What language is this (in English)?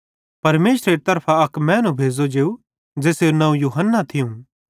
Bhadrawahi